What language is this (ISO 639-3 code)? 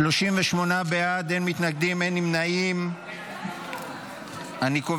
heb